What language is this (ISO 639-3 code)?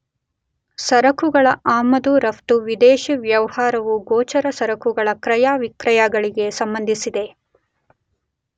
kan